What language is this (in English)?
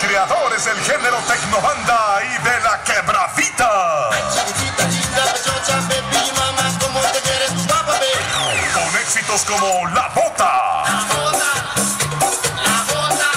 Spanish